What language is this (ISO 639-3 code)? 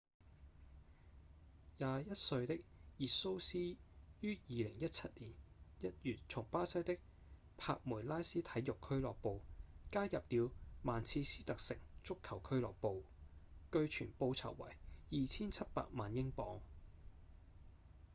yue